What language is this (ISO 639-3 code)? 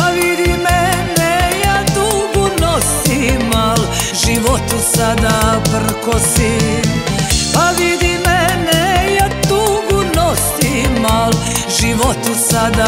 ron